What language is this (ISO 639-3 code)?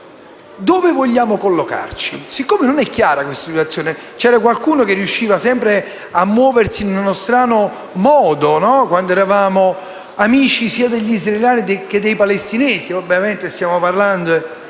ita